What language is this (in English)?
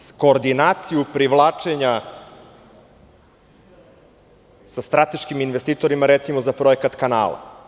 Serbian